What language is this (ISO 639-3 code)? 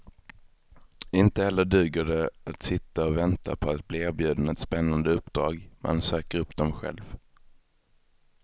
swe